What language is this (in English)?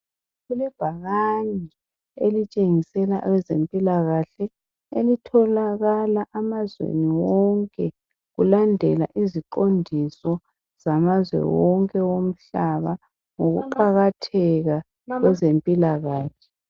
North Ndebele